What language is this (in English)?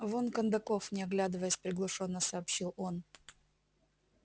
Russian